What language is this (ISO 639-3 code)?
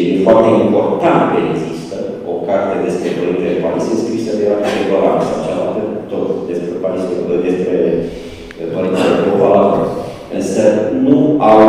ron